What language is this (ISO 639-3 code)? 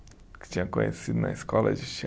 por